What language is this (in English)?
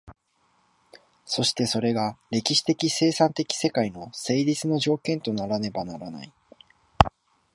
Japanese